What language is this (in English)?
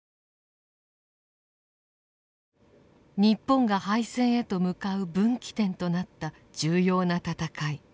Japanese